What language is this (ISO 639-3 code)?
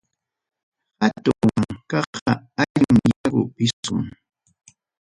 quy